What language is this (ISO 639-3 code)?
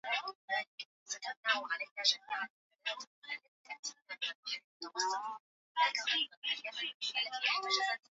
swa